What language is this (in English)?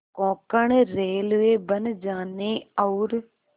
Hindi